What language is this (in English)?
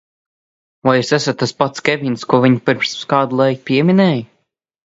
Latvian